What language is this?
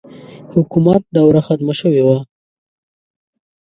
Pashto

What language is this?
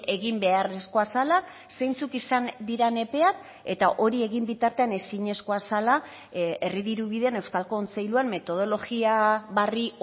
Basque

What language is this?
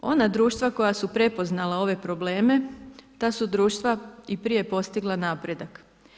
Croatian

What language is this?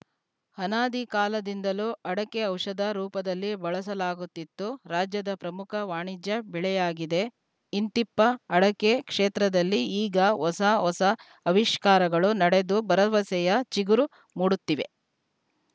Kannada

